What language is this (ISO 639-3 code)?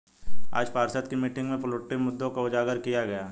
hin